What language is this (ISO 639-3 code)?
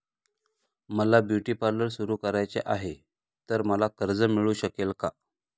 mar